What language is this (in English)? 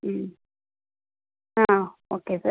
Tamil